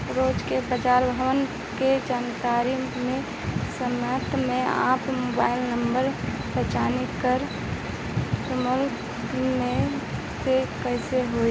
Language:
Bhojpuri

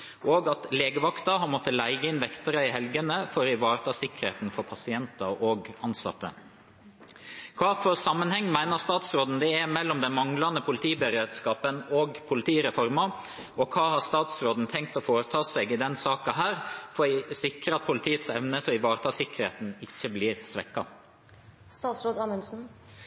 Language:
Norwegian Bokmål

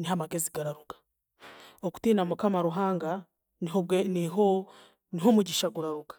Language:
Chiga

